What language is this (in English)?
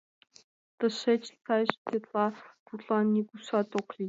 Mari